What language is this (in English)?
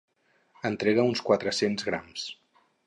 Catalan